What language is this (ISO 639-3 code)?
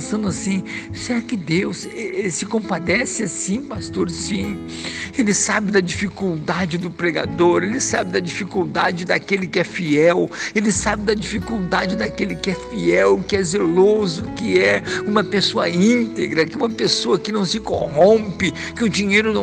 por